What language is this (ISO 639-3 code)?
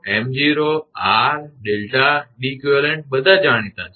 guj